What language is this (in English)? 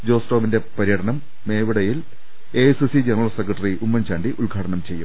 Malayalam